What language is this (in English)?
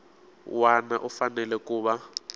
Tsonga